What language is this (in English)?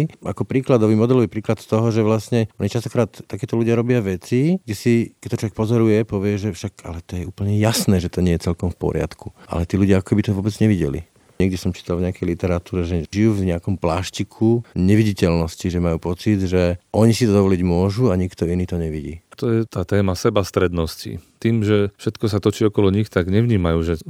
Slovak